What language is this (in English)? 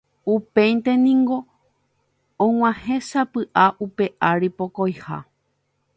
Guarani